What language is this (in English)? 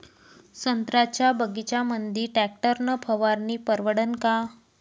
Marathi